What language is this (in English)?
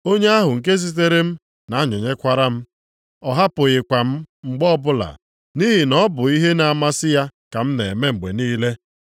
Igbo